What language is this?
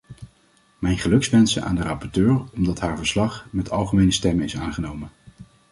Dutch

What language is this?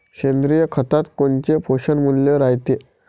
Marathi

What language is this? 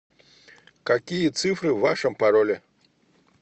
Russian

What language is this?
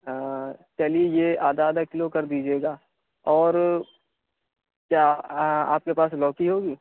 Urdu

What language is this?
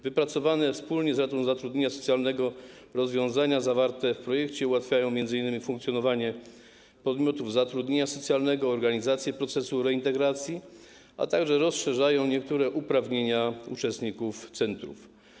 Polish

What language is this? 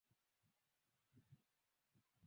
Swahili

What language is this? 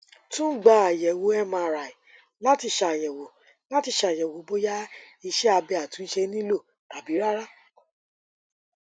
Yoruba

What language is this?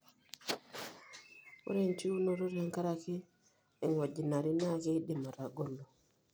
Masai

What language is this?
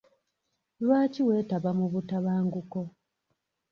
Ganda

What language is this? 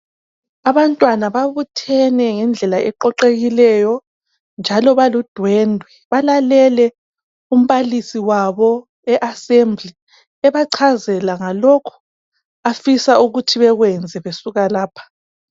North Ndebele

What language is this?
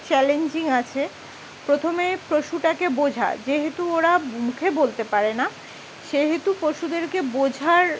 Bangla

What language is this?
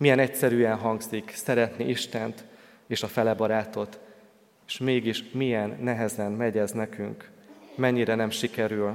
Hungarian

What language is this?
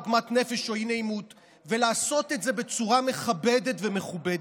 Hebrew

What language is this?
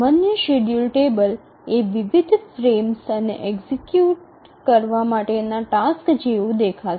Gujarati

